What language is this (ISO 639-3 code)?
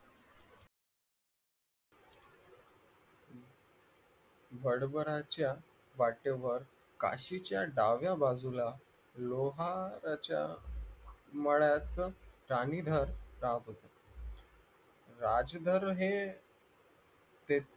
mar